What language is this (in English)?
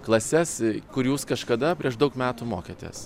Lithuanian